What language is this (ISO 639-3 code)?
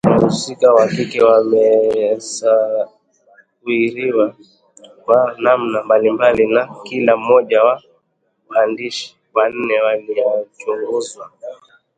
swa